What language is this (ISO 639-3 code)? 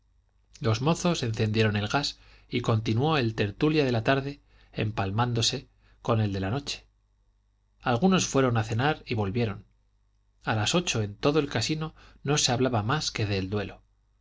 spa